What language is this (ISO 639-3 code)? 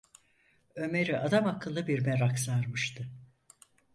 tur